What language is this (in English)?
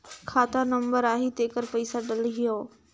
Chhattisgarhi